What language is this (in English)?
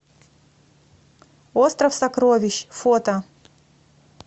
Russian